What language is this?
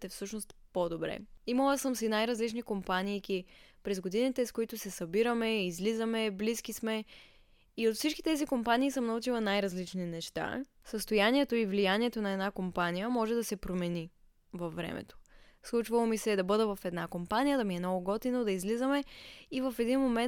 Bulgarian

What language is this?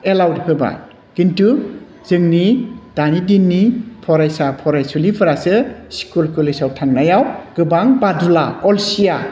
Bodo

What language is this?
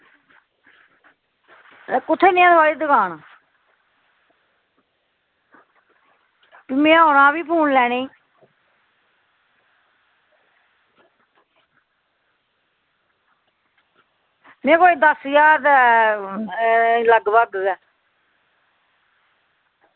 Dogri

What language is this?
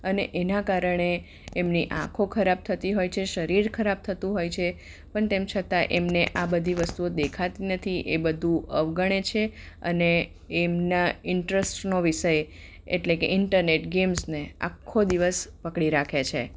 Gujarati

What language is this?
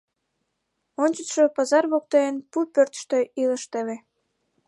Mari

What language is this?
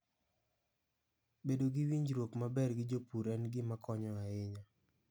Luo (Kenya and Tanzania)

